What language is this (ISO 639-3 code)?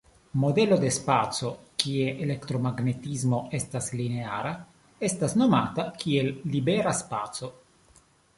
epo